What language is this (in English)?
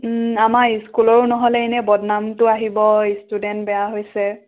Assamese